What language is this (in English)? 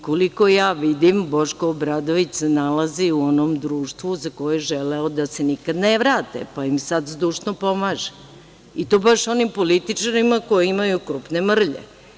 Serbian